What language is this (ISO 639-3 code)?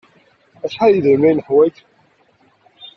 kab